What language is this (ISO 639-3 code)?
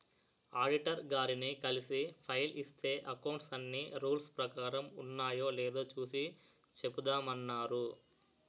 tel